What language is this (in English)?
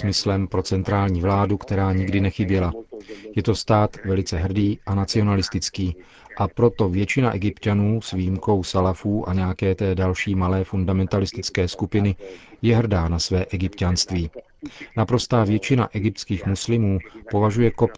Czech